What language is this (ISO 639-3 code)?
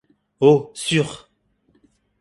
fra